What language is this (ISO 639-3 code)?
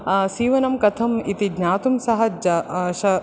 san